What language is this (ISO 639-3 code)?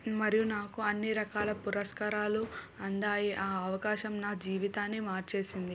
tel